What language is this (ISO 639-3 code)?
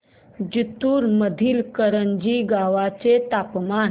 mar